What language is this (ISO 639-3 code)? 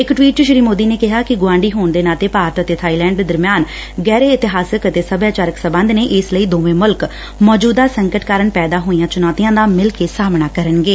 pan